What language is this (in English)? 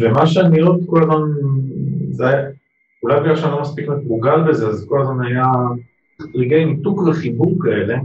Hebrew